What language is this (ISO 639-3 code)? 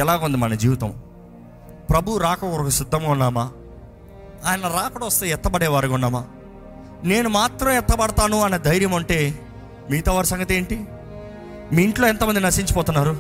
tel